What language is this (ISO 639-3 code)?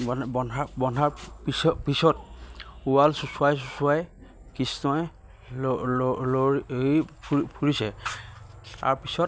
asm